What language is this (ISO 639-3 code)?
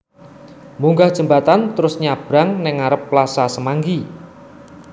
jav